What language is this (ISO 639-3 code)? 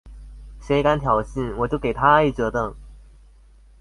zho